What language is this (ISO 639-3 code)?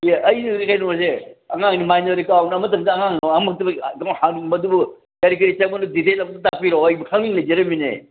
mni